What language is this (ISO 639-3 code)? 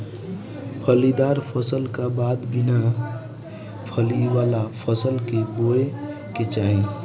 bho